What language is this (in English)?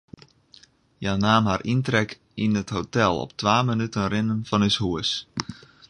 Western Frisian